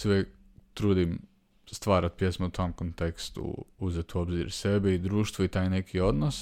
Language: Croatian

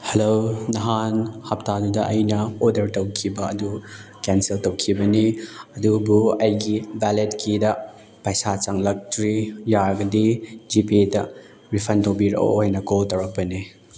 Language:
Manipuri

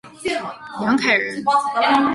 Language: Chinese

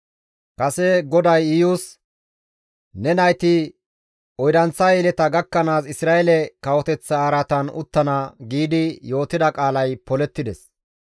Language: Gamo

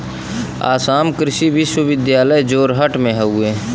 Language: Bhojpuri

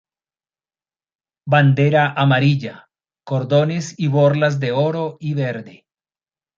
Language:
Spanish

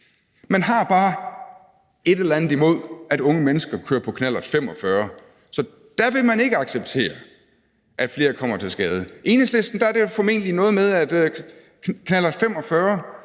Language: Danish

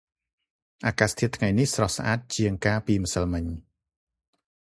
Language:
Khmer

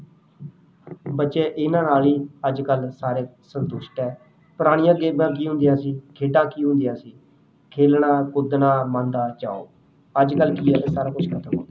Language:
Punjabi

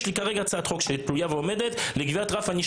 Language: Hebrew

